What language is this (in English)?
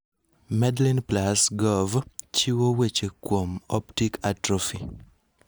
Luo (Kenya and Tanzania)